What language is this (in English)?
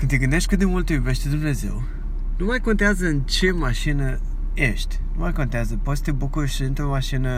Romanian